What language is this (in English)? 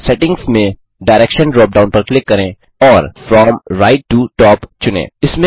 Hindi